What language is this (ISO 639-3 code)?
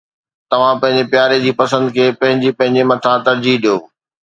snd